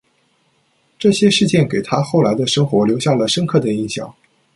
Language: Chinese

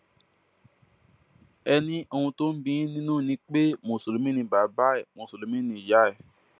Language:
Yoruba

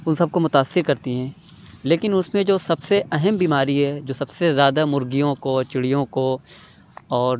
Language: Urdu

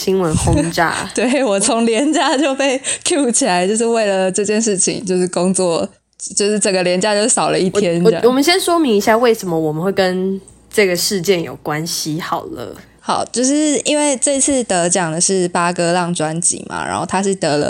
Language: Chinese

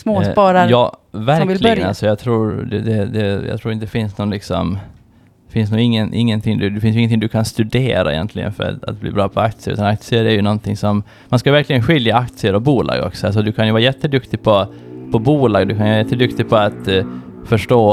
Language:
Swedish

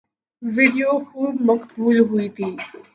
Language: Urdu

